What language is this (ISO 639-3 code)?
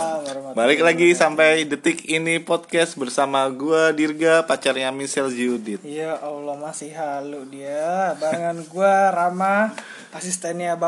ind